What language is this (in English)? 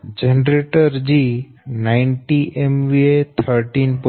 Gujarati